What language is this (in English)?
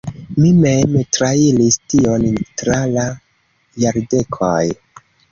Esperanto